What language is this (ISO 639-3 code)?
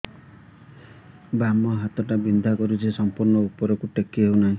ori